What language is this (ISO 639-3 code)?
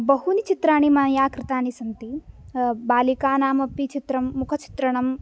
san